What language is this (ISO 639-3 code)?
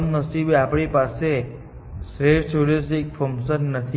guj